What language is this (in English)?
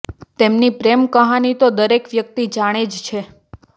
Gujarati